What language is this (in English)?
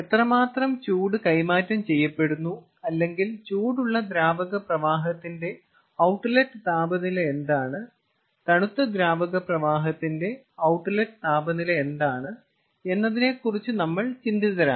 Malayalam